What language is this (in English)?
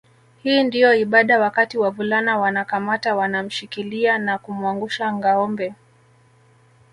Swahili